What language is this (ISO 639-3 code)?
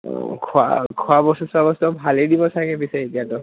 asm